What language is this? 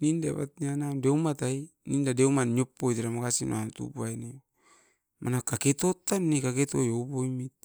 Askopan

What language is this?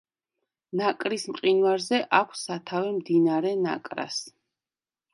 Georgian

